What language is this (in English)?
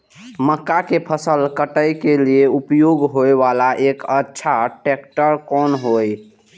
Maithili